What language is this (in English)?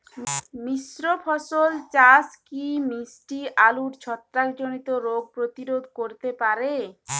Bangla